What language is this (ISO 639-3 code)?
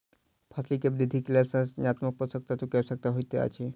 mai